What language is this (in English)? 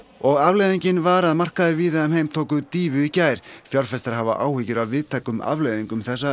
Icelandic